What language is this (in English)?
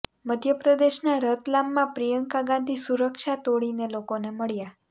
Gujarati